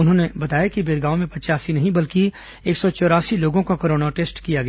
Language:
Hindi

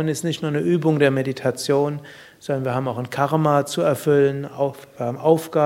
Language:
German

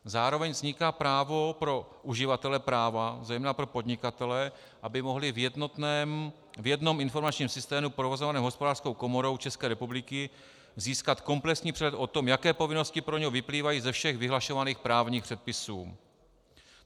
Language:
Czech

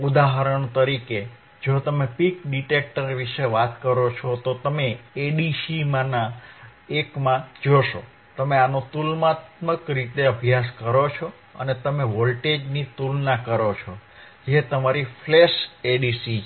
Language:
Gujarati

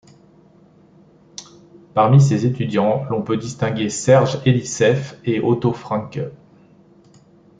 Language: French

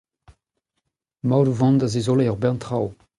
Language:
Breton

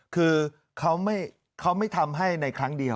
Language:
Thai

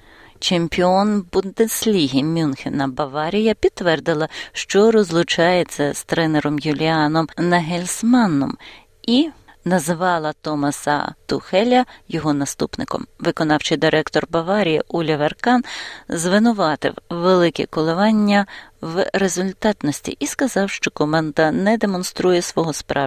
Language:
Ukrainian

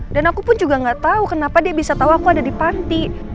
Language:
Indonesian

